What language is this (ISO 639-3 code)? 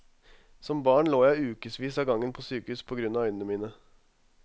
nor